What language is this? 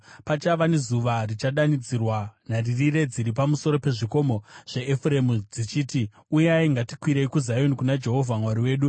Shona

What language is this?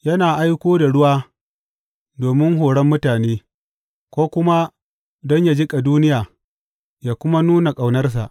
Hausa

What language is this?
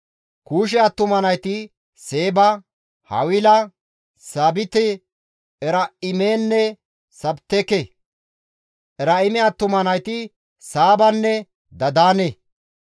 Gamo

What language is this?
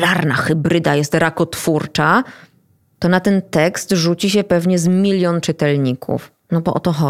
Polish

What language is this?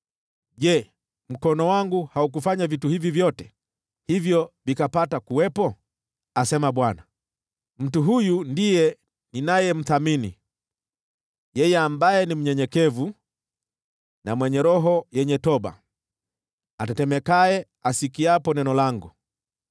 Swahili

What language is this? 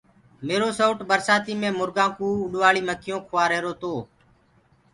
Gurgula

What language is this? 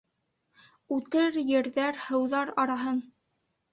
Bashkir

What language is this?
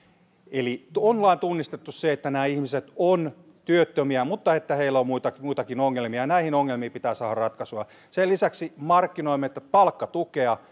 Finnish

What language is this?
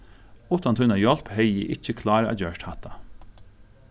Faroese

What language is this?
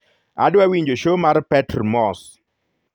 Luo (Kenya and Tanzania)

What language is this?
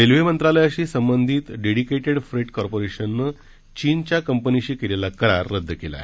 Marathi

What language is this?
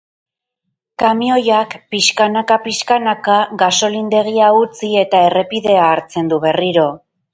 Basque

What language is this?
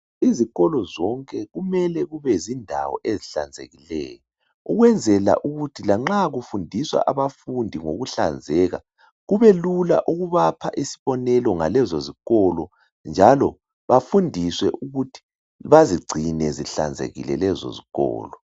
North Ndebele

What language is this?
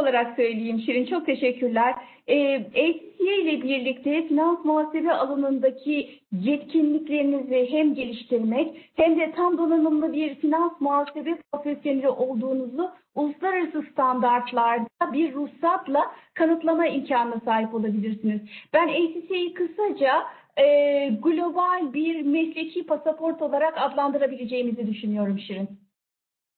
Turkish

